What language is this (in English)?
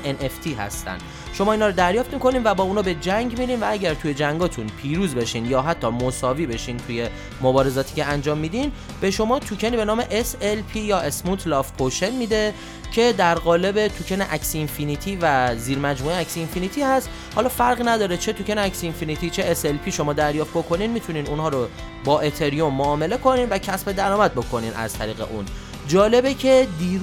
Persian